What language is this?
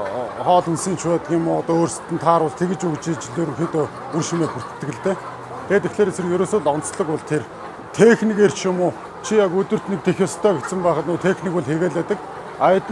Turkish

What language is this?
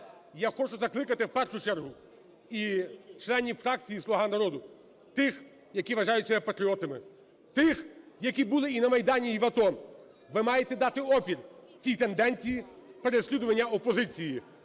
Ukrainian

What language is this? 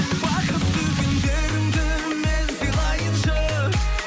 Kazakh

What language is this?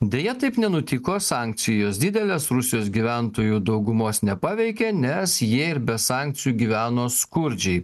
Lithuanian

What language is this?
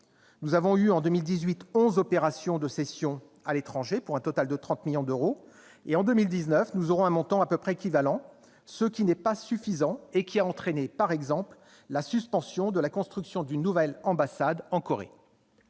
French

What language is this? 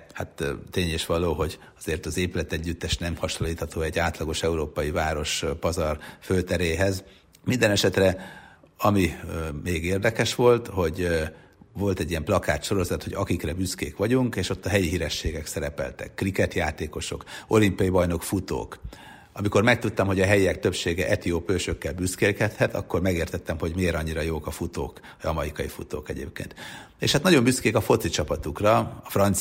Hungarian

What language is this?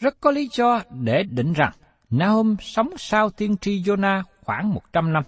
Vietnamese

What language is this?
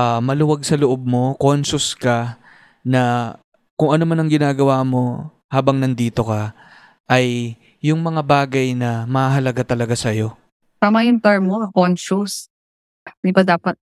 Filipino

